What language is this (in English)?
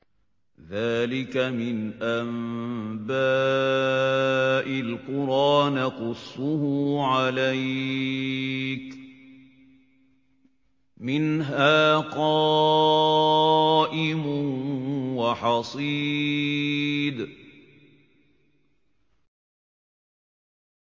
Arabic